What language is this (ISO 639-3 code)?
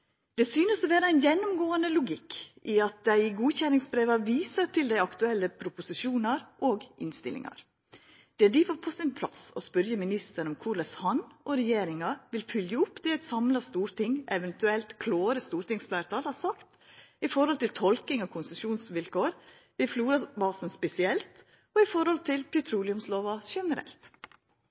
nno